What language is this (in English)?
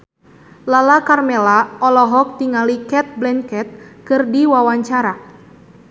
Sundanese